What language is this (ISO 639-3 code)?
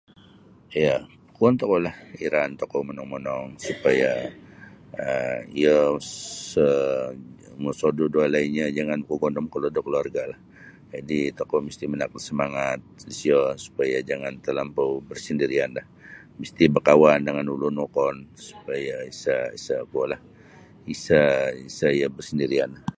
bsy